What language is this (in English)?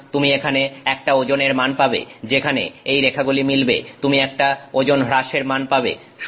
Bangla